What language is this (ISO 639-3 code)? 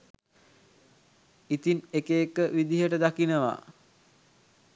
sin